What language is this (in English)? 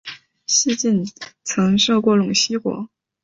Chinese